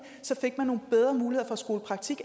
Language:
Danish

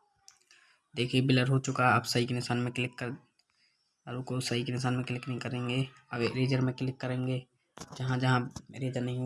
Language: Hindi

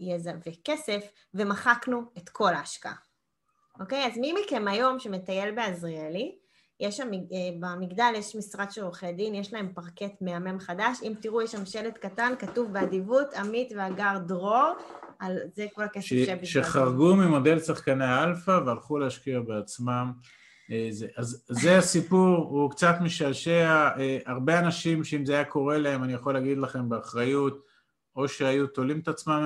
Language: Hebrew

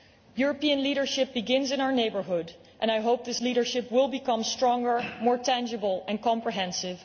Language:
English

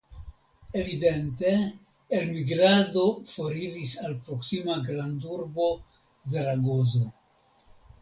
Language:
Esperanto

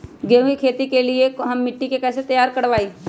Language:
Magahi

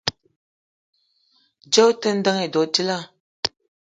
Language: Eton (Cameroon)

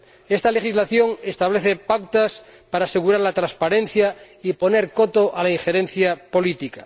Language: Spanish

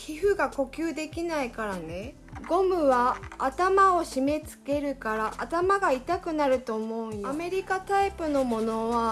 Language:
Japanese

